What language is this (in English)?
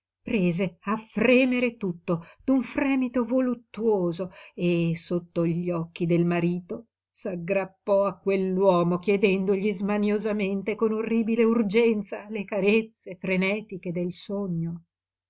Italian